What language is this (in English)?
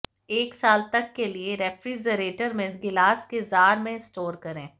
Hindi